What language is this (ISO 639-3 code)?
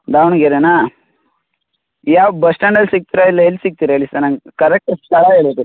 kan